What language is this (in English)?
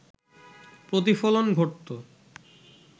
Bangla